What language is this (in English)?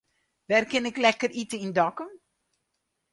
Western Frisian